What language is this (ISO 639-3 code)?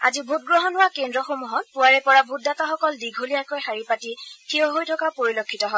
asm